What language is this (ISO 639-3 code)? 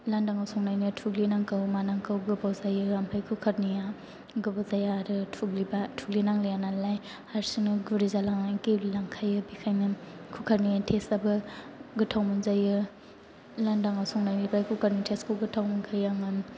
brx